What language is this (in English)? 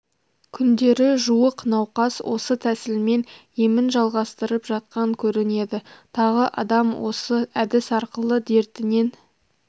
Kazakh